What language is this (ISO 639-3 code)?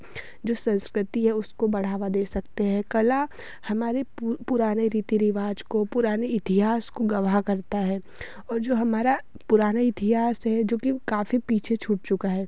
hin